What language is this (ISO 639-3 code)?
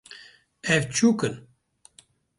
kur